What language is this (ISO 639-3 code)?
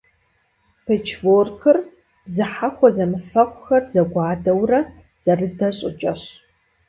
kbd